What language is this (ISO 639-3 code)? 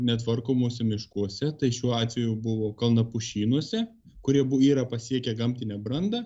lit